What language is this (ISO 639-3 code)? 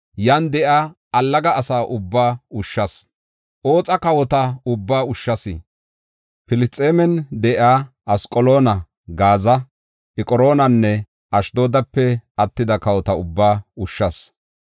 gof